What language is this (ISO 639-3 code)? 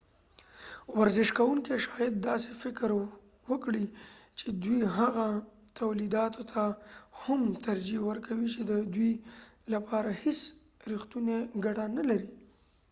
pus